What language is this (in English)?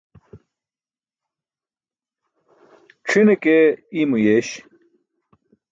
Burushaski